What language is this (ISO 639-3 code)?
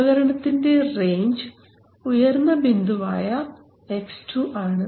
mal